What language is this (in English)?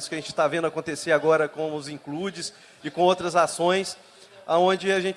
Portuguese